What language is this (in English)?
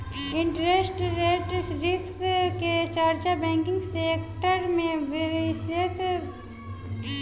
Bhojpuri